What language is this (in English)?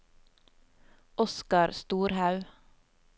Norwegian